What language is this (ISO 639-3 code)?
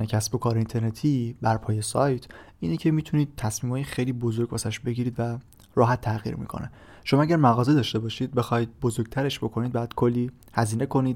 fas